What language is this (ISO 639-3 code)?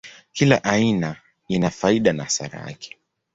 swa